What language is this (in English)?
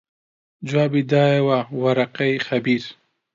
Central Kurdish